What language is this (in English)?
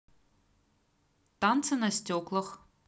Russian